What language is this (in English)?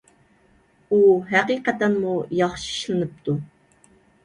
Uyghur